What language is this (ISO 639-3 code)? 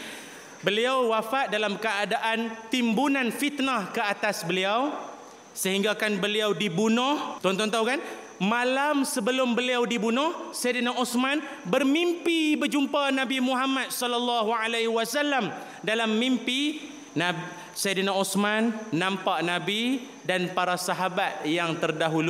msa